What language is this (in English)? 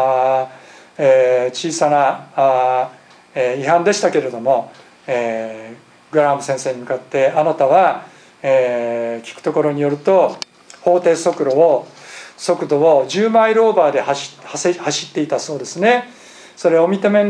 Japanese